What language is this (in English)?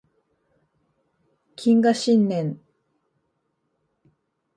Japanese